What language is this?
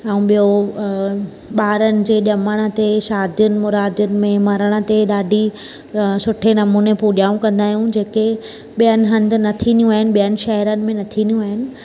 Sindhi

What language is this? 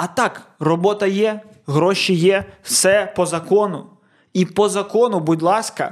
Ukrainian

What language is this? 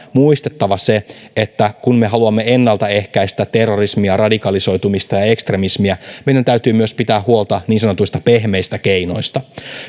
Finnish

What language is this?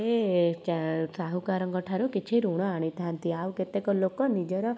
Odia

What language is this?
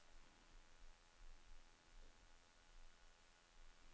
Norwegian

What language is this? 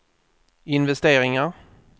Swedish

